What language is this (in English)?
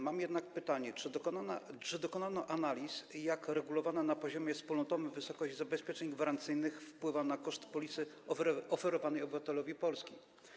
Polish